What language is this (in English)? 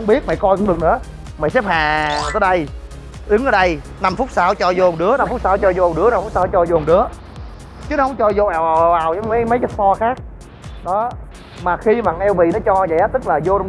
Vietnamese